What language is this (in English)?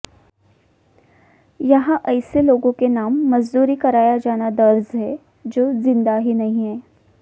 Hindi